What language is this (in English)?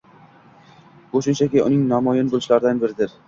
Uzbek